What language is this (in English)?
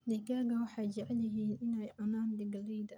Somali